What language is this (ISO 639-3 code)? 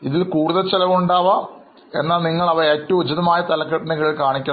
mal